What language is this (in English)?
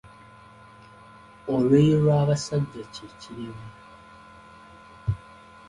Ganda